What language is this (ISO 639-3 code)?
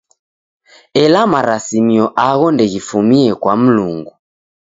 dav